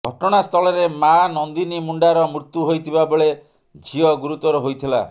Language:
Odia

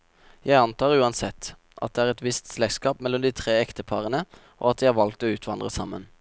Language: Norwegian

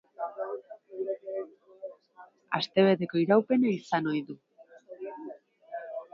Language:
Basque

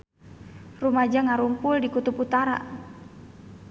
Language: Sundanese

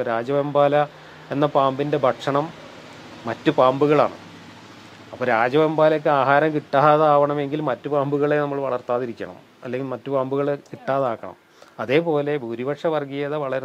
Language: Malayalam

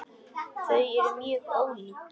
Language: Icelandic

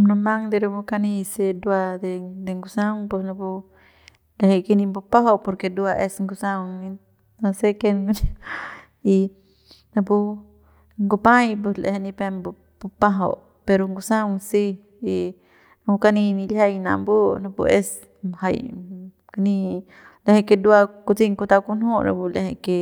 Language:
Central Pame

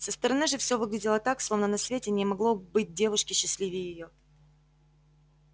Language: Russian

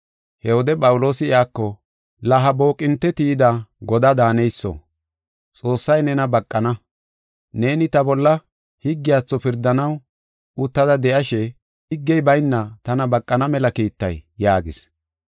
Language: Gofa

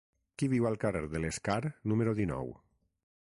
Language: Catalan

